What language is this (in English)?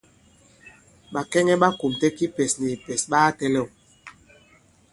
Bankon